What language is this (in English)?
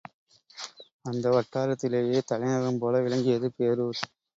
Tamil